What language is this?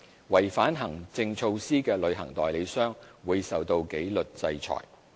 Cantonese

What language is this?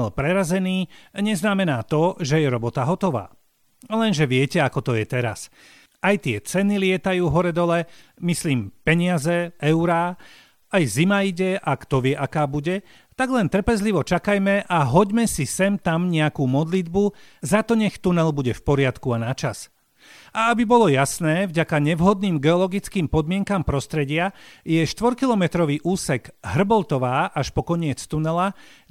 Slovak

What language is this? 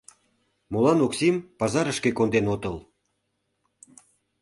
Mari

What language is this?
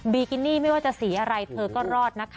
Thai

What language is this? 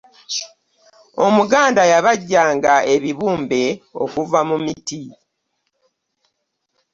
Ganda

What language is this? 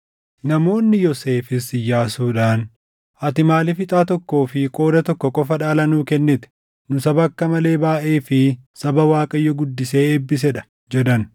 Oromo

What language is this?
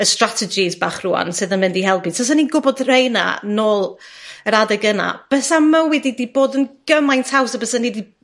Welsh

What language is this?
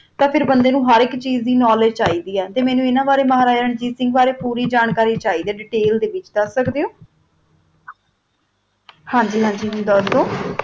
Punjabi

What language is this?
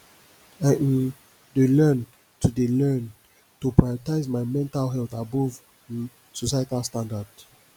Nigerian Pidgin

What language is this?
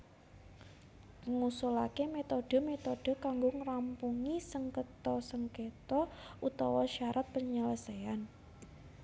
Javanese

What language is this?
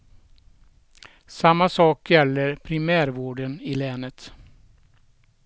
Swedish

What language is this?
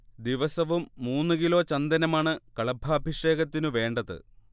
Malayalam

